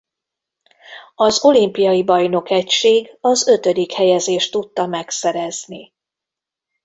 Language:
Hungarian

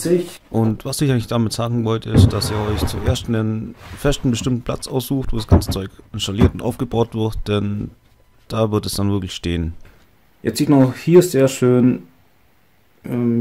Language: German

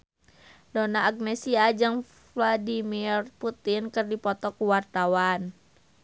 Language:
Sundanese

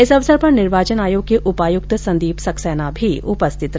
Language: Hindi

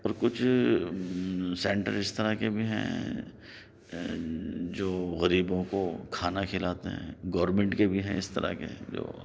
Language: Urdu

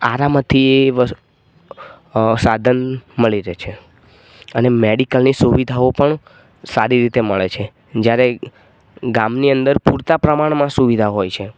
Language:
Gujarati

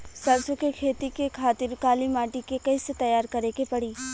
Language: Bhojpuri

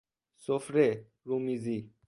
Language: Persian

